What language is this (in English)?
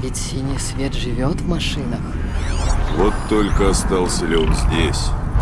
Russian